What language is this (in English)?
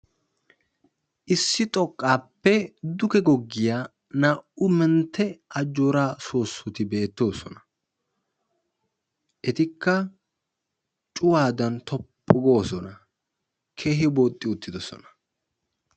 Wolaytta